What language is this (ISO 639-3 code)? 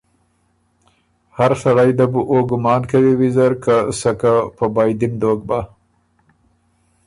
oru